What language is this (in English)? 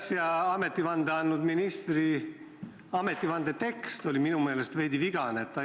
Estonian